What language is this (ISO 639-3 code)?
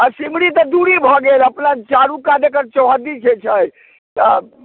mai